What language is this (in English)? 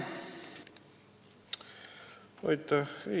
Estonian